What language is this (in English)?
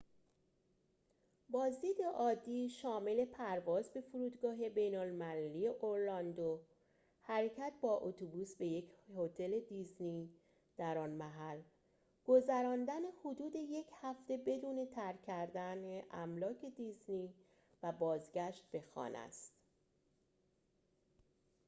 Persian